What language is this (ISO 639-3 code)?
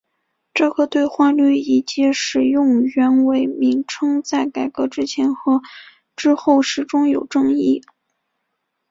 zho